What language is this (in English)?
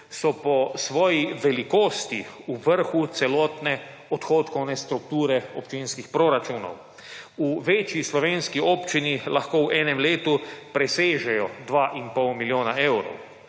Slovenian